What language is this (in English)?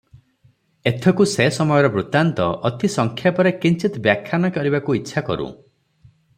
Odia